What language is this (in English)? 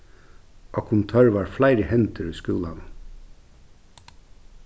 Faroese